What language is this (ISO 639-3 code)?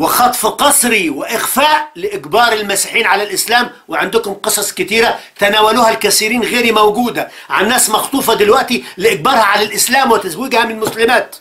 ara